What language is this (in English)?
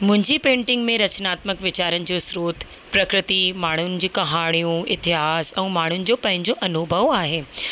Sindhi